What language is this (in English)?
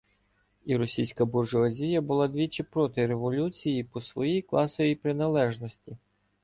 Ukrainian